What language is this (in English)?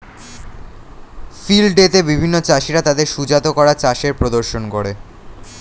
Bangla